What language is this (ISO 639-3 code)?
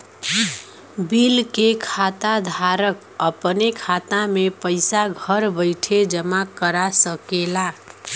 bho